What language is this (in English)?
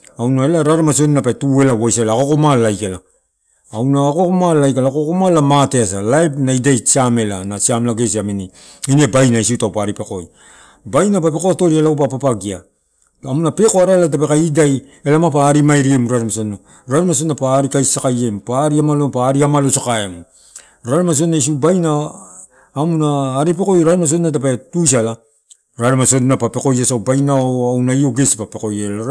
Torau